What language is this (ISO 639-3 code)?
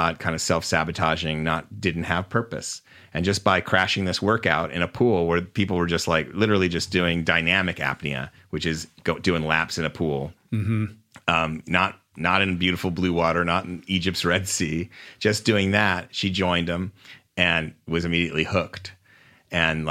eng